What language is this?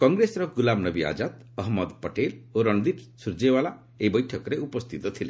Odia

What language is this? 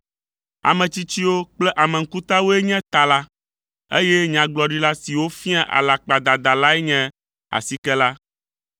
Ewe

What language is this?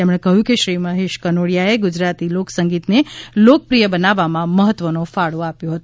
Gujarati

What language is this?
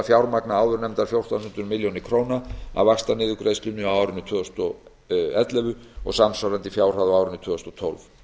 Icelandic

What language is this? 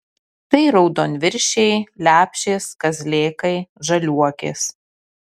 Lithuanian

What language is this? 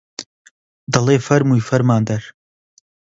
Central Kurdish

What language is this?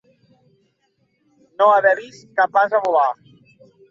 Catalan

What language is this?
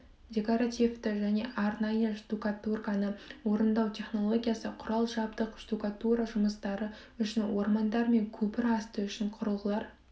Kazakh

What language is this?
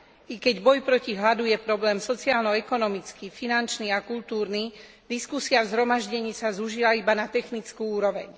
Slovak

